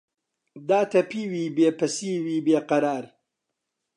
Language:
Central Kurdish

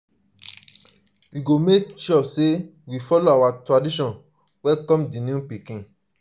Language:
Nigerian Pidgin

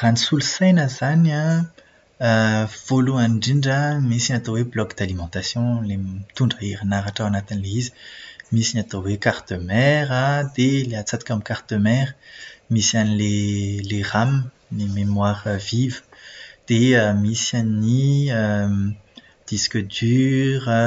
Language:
Malagasy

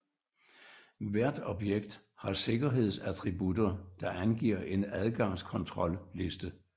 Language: Danish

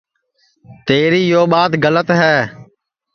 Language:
Sansi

